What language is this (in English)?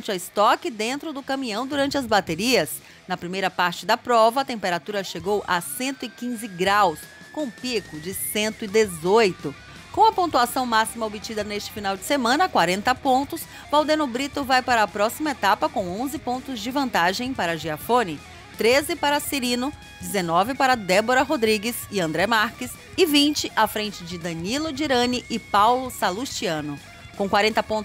Portuguese